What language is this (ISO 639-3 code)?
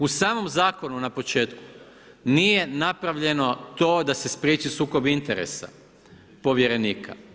hrv